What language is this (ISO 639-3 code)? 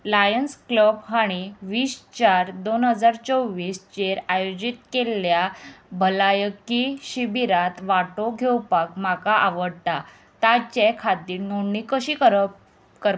kok